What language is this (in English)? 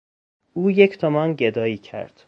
Persian